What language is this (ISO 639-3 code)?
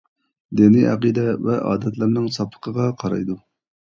uig